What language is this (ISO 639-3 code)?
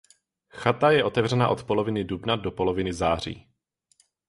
ces